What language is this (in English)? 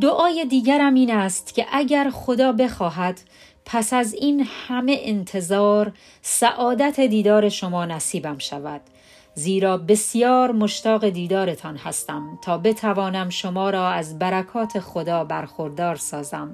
Persian